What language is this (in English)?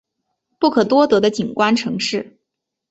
Chinese